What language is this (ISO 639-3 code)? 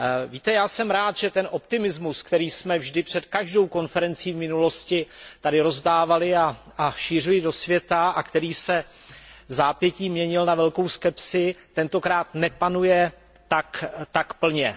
ces